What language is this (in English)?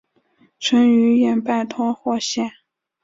Chinese